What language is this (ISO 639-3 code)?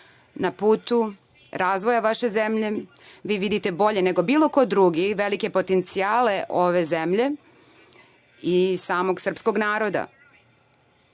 srp